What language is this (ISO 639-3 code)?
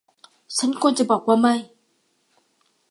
tha